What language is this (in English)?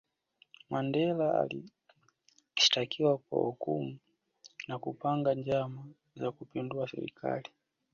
Swahili